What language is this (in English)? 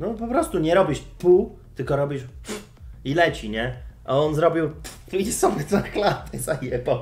Polish